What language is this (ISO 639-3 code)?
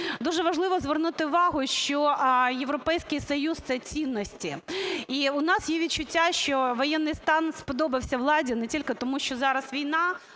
ukr